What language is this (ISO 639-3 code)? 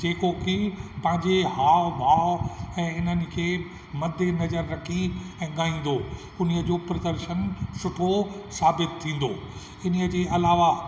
snd